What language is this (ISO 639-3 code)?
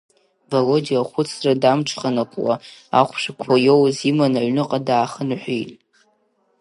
abk